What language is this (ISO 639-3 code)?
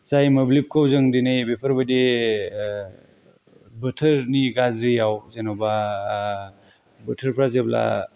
brx